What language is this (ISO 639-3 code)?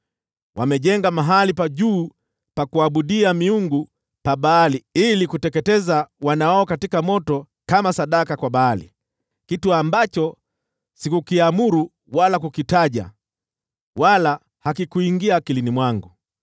swa